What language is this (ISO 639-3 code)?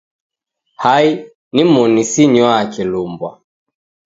dav